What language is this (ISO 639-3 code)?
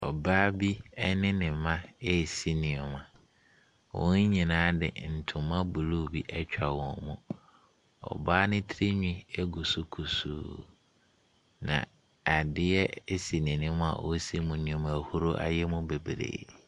aka